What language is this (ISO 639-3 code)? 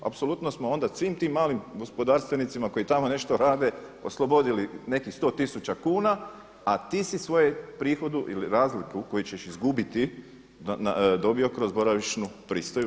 hrv